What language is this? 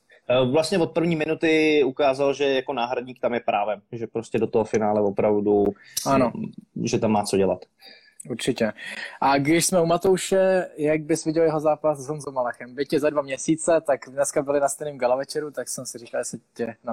Czech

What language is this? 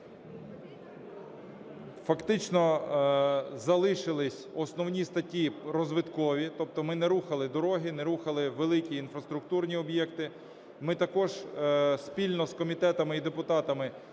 Ukrainian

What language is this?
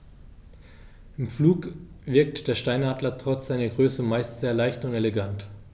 German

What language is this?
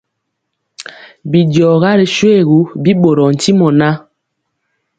Mpiemo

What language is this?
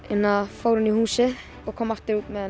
Icelandic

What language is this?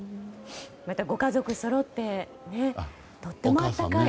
Japanese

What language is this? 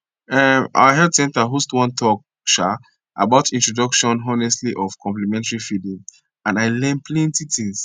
Nigerian Pidgin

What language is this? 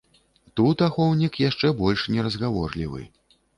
Belarusian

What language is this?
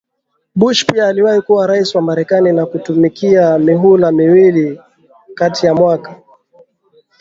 Swahili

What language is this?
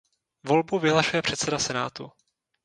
Czech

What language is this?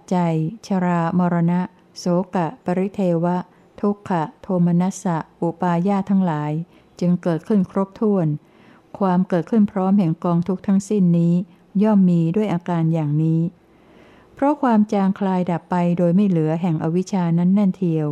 Thai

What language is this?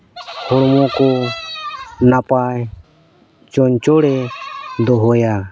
Santali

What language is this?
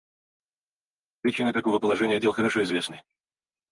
Russian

